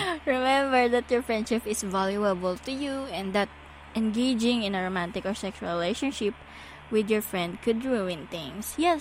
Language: Filipino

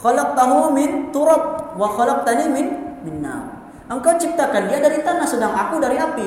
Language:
Malay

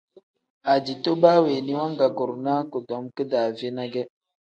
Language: Tem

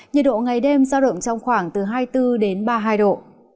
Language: Vietnamese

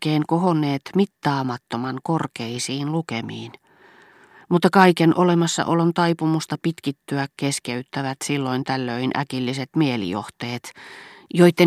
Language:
Finnish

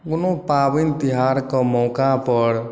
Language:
Maithili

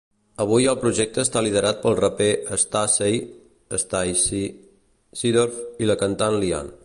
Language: Catalan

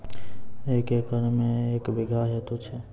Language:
Maithili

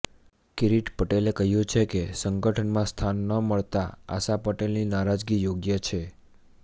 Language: Gujarati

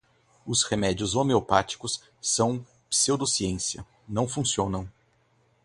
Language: Portuguese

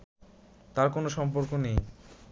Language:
Bangla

